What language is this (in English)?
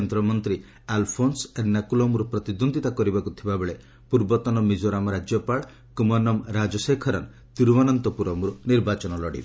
Odia